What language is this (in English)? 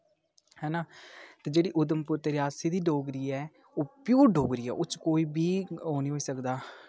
Dogri